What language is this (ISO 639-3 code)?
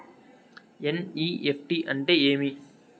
tel